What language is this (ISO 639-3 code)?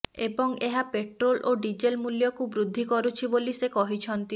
ori